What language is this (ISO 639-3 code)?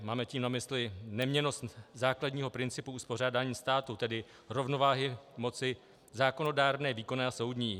ces